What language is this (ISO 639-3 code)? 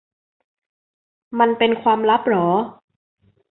tha